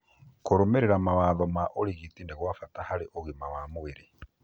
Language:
Kikuyu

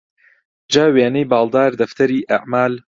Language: Central Kurdish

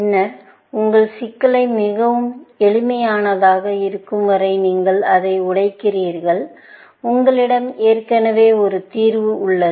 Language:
Tamil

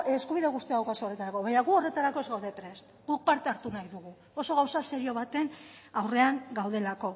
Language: Basque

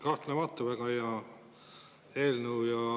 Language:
Estonian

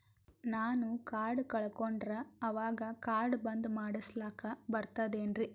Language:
Kannada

